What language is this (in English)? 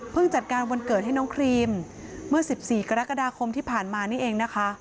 Thai